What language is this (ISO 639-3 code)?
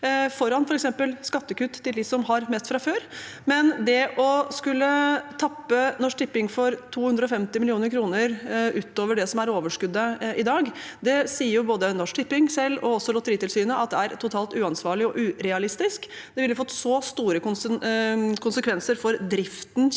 nor